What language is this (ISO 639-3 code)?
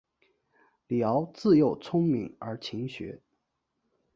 zho